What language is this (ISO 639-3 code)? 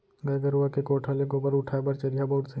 hne